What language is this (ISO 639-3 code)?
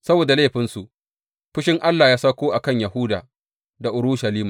hau